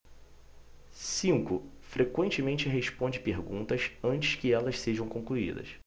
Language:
Portuguese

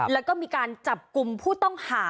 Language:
Thai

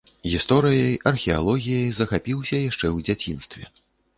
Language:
Belarusian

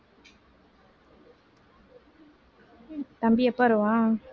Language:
Tamil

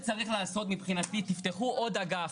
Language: Hebrew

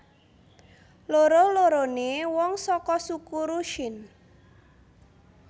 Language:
Javanese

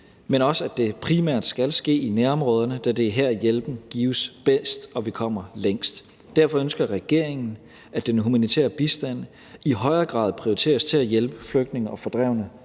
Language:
Danish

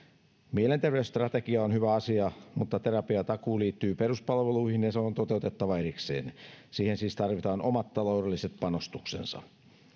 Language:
Finnish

